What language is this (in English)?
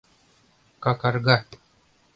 Mari